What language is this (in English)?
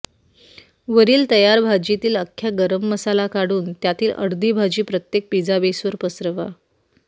Marathi